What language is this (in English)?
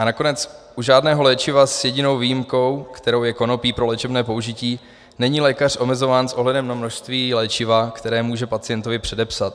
Czech